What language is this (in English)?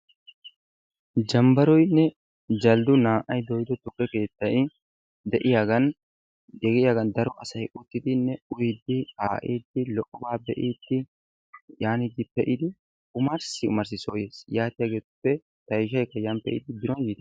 Wolaytta